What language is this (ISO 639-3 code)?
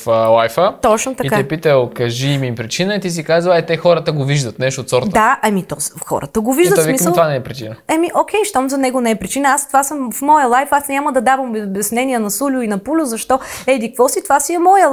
bul